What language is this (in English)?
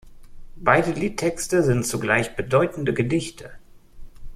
German